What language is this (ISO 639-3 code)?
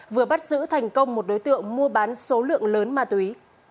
vie